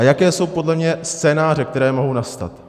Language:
Czech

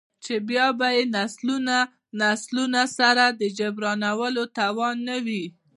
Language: Pashto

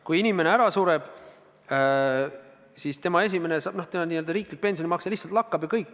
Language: Estonian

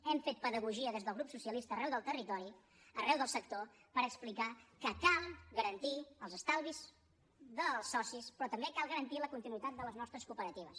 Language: Catalan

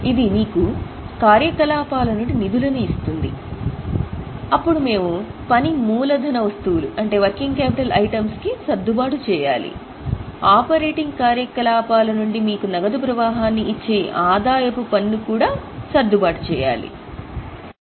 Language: Telugu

